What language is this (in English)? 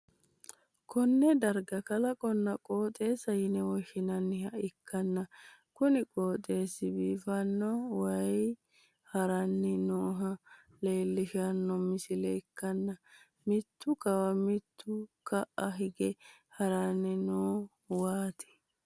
Sidamo